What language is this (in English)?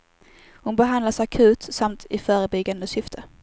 Swedish